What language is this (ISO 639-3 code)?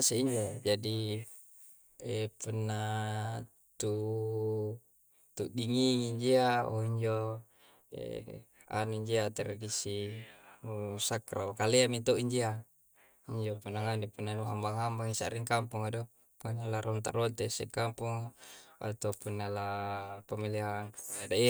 kjc